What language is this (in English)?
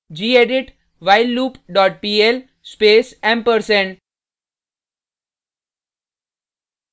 Hindi